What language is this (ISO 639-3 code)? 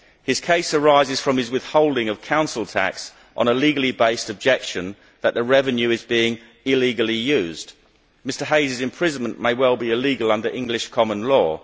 eng